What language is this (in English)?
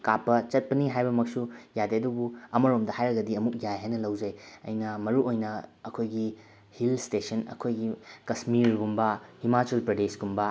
Manipuri